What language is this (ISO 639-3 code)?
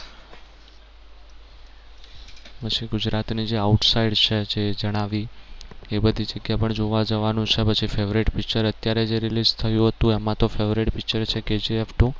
guj